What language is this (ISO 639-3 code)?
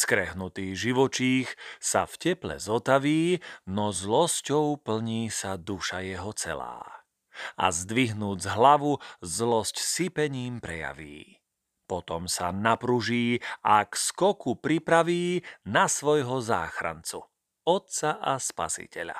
slk